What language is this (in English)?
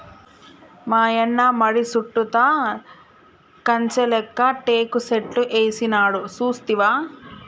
Telugu